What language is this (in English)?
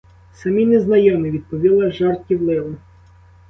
Ukrainian